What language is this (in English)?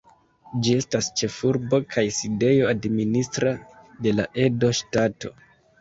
Esperanto